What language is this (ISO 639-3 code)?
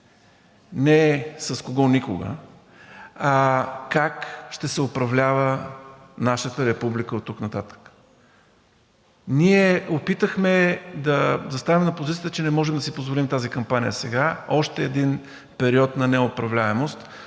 bul